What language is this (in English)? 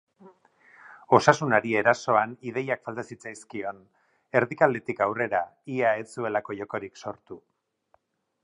Basque